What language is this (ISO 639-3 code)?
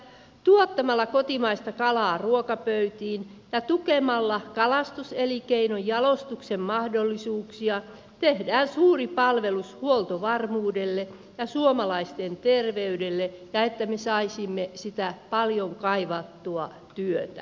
fin